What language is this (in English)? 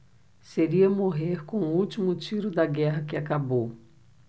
Portuguese